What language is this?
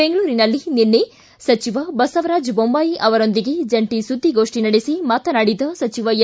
Kannada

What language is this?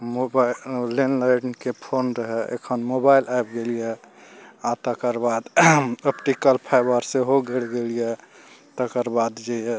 Maithili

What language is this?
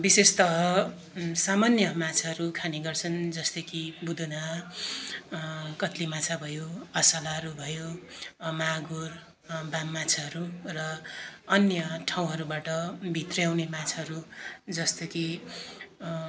Nepali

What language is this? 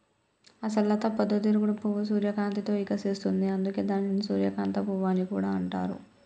Telugu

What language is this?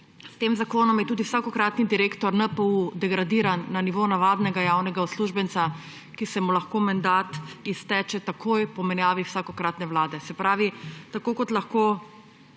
Slovenian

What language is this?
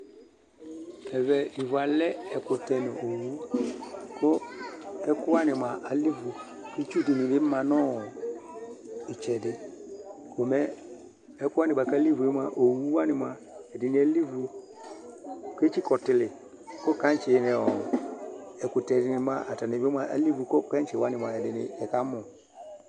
Ikposo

